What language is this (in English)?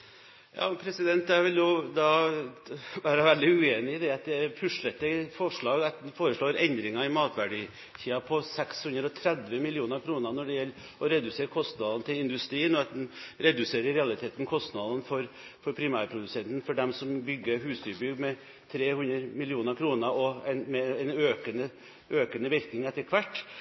Norwegian Bokmål